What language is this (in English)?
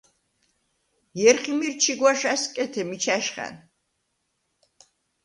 Svan